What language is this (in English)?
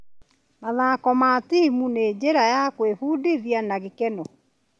Kikuyu